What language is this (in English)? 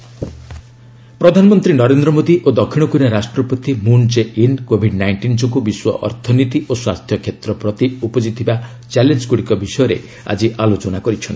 Odia